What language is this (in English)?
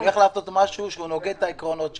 Hebrew